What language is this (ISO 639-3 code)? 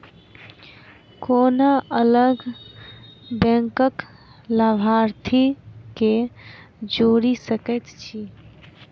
mai